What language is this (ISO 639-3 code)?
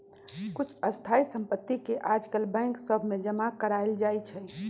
mag